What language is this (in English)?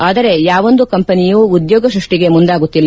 Kannada